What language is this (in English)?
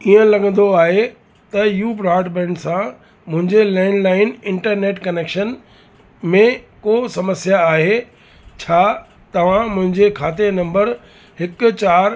Sindhi